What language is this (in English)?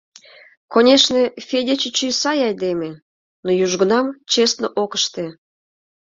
Mari